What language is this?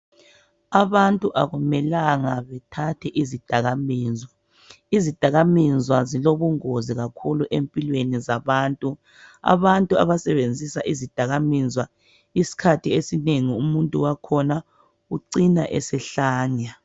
North Ndebele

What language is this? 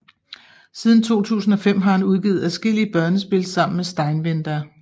Danish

